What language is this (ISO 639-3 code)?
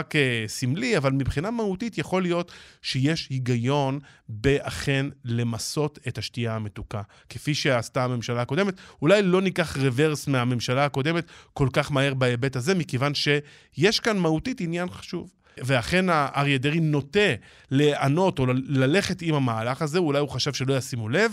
heb